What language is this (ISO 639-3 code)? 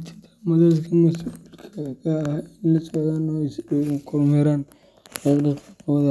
som